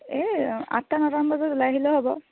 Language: Assamese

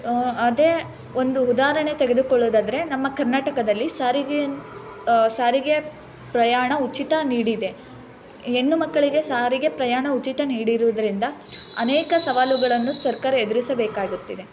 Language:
Kannada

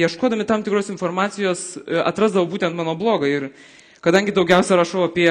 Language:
Lithuanian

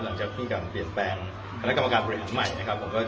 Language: Thai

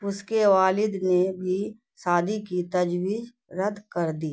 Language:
Urdu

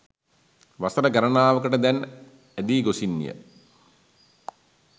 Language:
Sinhala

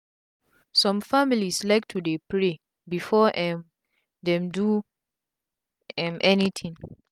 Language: Nigerian Pidgin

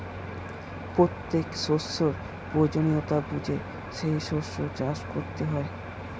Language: Bangla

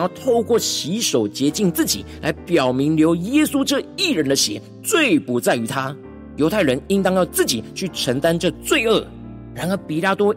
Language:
Chinese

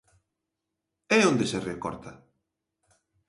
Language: Galician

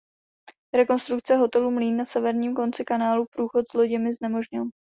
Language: Czech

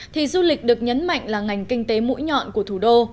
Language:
Vietnamese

